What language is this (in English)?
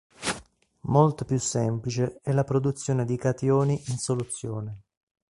Italian